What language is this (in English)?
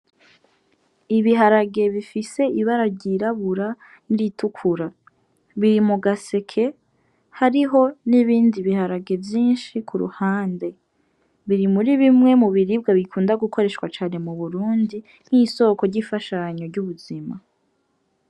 Rundi